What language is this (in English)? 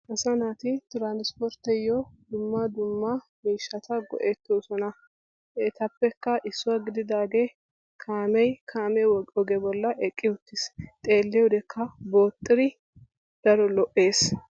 Wolaytta